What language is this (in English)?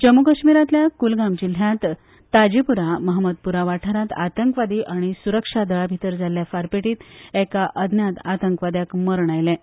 Konkani